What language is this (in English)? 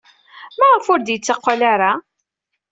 Kabyle